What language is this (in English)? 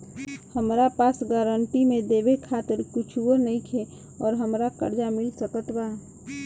Bhojpuri